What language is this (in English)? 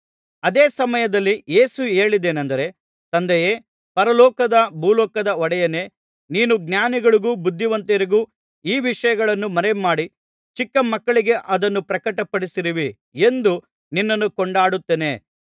Kannada